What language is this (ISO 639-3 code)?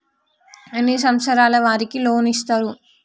tel